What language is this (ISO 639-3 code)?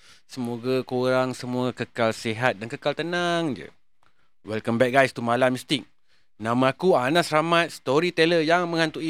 msa